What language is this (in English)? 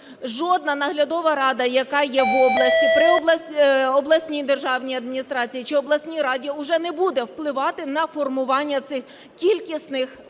Ukrainian